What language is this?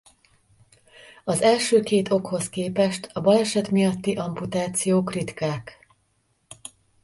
Hungarian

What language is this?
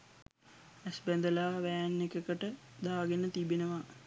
Sinhala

